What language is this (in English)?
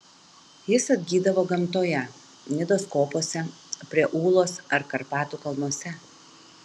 Lithuanian